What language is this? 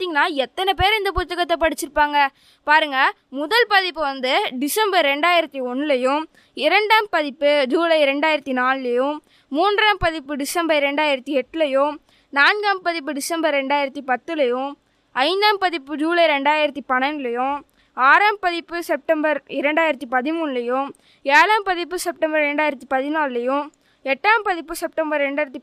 Tamil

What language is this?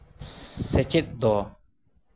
Santali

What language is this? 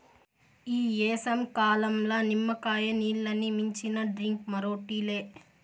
Telugu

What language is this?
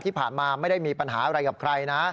Thai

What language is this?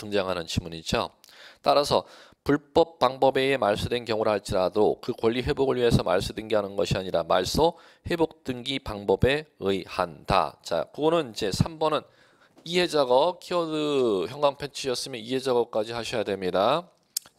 Korean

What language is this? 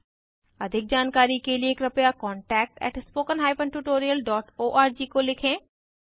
Hindi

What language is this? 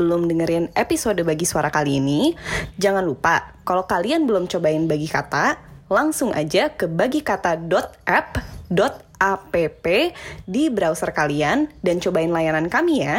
Indonesian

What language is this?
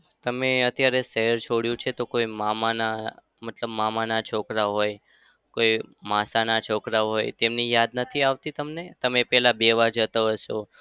Gujarati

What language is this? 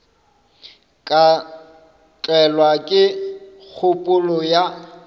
Northern Sotho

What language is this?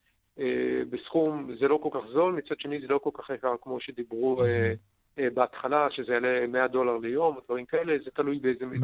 Hebrew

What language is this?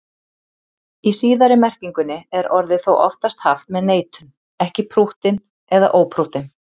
Icelandic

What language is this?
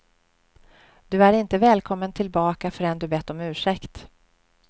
Swedish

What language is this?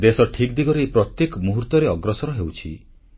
Odia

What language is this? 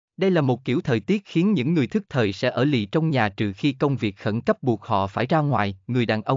Vietnamese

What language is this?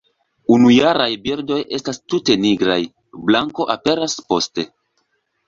Esperanto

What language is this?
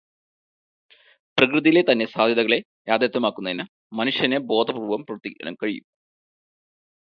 Malayalam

